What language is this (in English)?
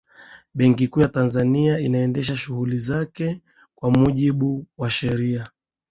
Swahili